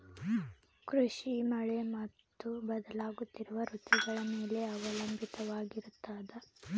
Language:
Kannada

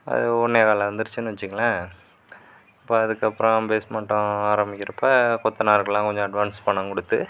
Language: Tamil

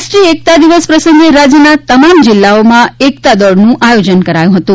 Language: Gujarati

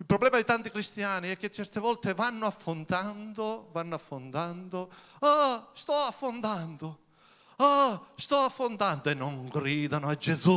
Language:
Italian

